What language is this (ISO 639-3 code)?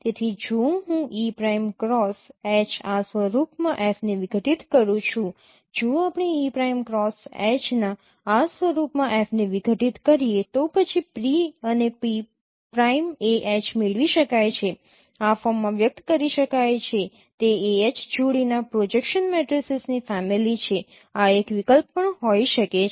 guj